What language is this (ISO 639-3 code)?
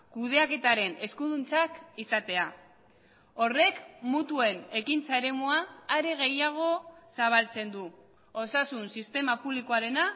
eus